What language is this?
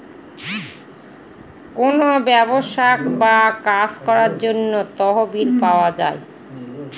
Bangla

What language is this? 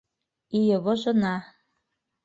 Bashkir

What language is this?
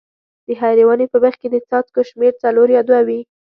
Pashto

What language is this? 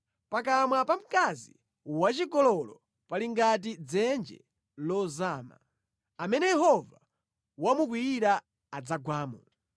Nyanja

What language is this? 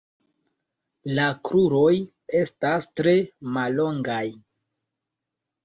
Esperanto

